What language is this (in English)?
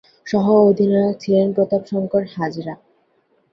Bangla